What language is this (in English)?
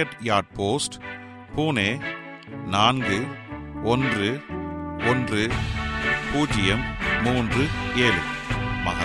Tamil